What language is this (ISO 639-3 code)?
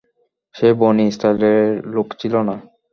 ben